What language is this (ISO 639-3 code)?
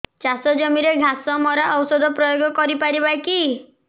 ori